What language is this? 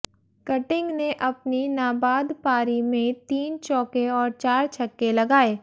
Hindi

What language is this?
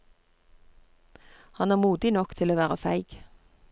Norwegian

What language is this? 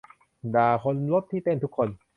Thai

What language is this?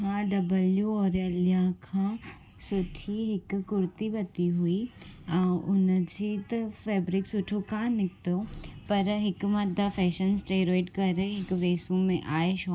Sindhi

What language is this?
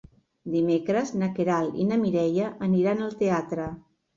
Catalan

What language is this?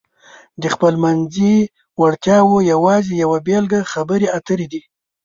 Pashto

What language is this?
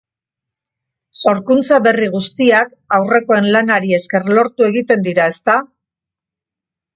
Basque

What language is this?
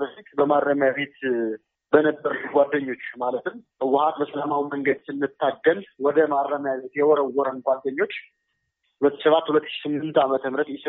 Amharic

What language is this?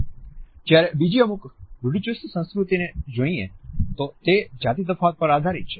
Gujarati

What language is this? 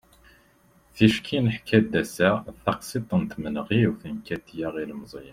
Kabyle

